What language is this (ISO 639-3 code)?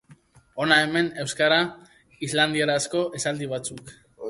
eus